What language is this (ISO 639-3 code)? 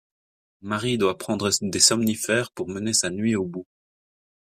fra